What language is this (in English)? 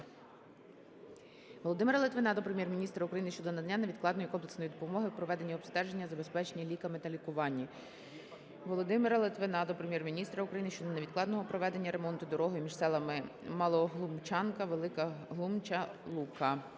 Ukrainian